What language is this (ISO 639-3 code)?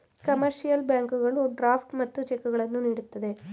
kan